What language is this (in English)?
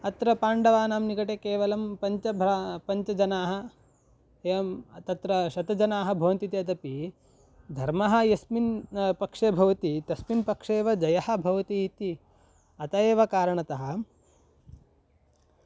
Sanskrit